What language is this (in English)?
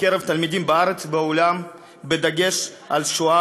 Hebrew